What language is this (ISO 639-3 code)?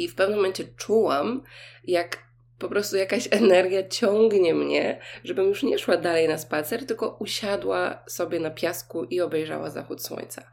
pol